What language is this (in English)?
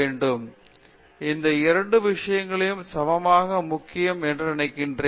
Tamil